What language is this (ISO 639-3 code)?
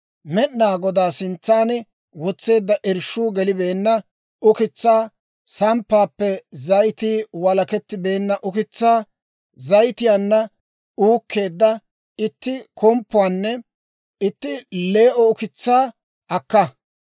dwr